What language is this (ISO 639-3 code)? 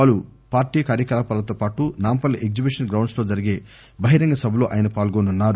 tel